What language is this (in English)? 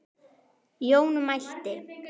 Icelandic